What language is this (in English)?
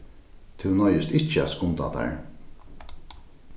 Faroese